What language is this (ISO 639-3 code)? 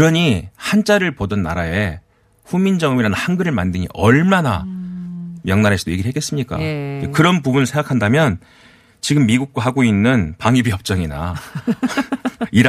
kor